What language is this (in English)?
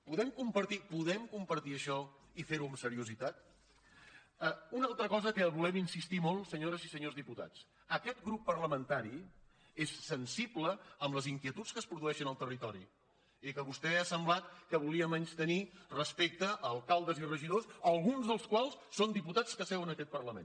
Catalan